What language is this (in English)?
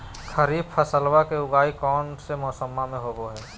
Magahi